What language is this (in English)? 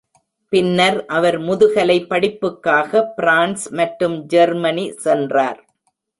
Tamil